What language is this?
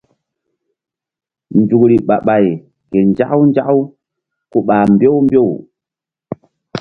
Mbum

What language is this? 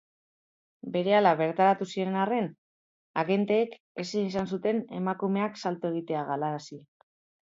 Basque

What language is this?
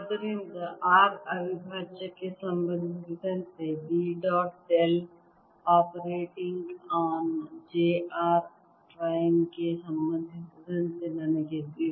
Kannada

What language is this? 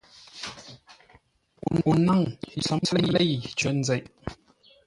Ngombale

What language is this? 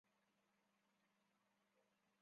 Chinese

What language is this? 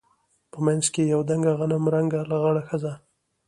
Pashto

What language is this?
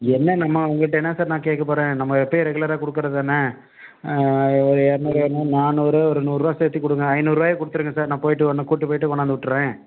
Tamil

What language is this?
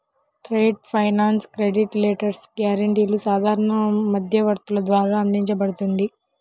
Telugu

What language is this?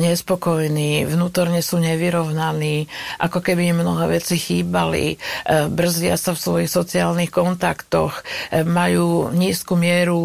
Slovak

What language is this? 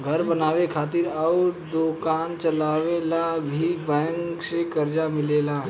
Bhojpuri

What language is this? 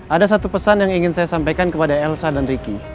Indonesian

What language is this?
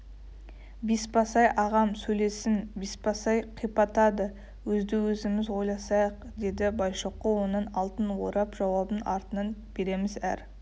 Kazakh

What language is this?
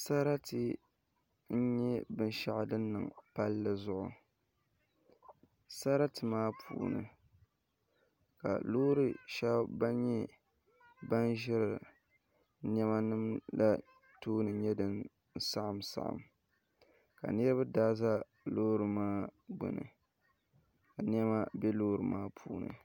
Dagbani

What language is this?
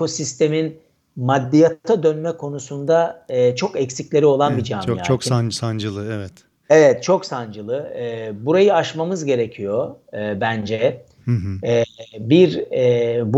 Turkish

